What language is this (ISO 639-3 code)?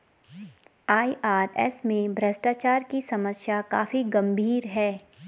hin